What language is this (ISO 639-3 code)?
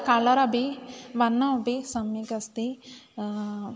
san